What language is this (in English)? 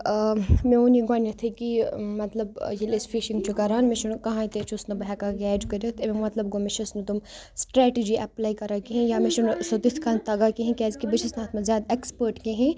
Kashmiri